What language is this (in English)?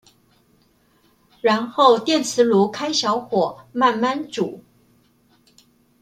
Chinese